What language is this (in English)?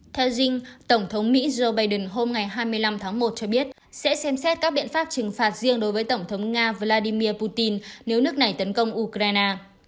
Vietnamese